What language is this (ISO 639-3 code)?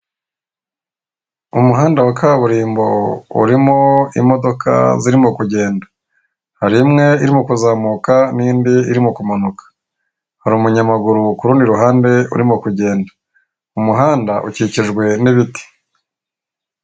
kin